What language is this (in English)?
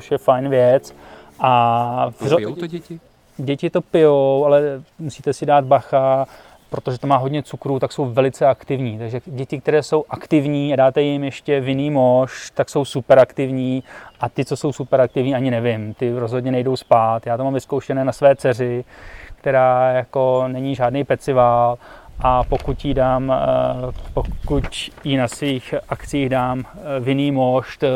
Czech